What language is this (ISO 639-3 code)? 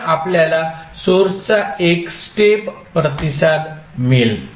mar